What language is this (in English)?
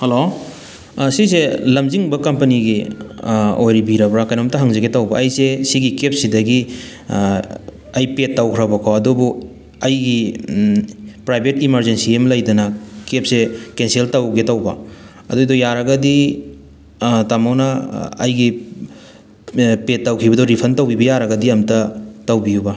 Manipuri